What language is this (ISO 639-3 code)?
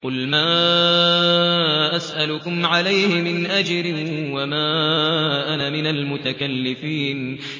ara